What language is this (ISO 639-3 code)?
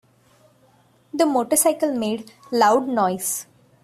eng